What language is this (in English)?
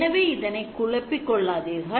Tamil